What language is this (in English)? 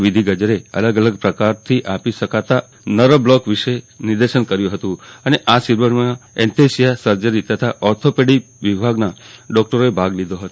Gujarati